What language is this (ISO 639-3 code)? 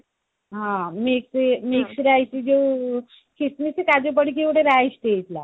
ori